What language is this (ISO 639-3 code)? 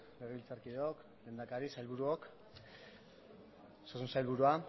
eus